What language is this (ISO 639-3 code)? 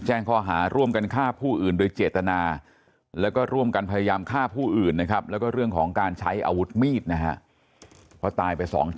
tha